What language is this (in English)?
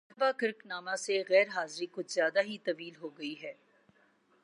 Urdu